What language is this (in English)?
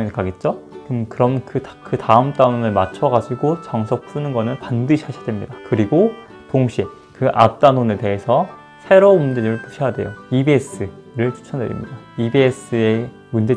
Korean